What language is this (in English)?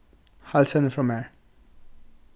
Faroese